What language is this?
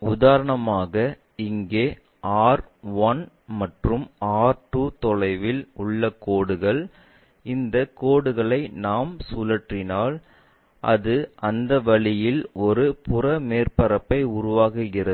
Tamil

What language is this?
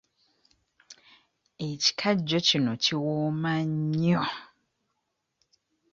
Ganda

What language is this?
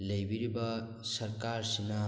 Manipuri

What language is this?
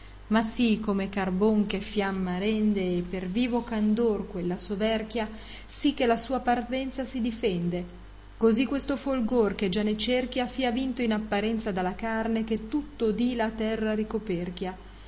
Italian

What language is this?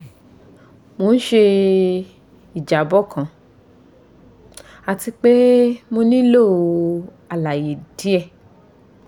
Yoruba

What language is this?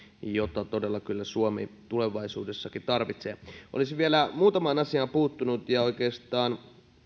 Finnish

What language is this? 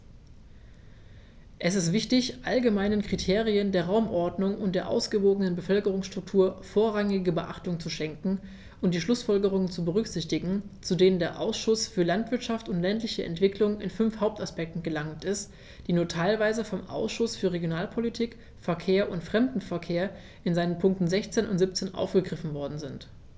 German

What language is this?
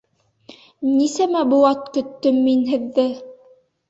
Bashkir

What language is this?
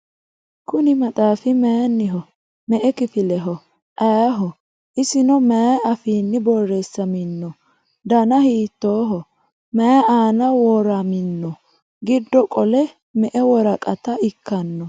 Sidamo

